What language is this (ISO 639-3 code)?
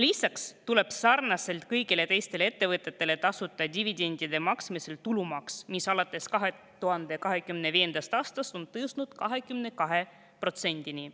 est